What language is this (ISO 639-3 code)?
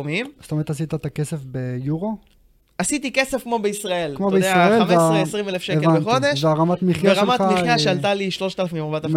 heb